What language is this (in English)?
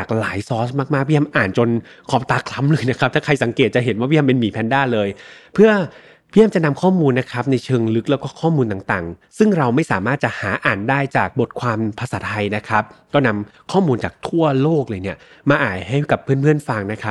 Thai